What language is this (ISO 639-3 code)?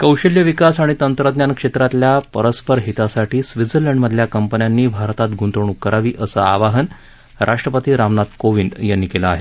mar